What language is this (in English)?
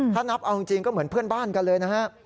Thai